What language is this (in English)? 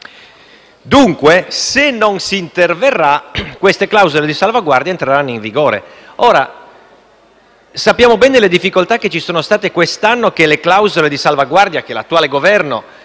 Italian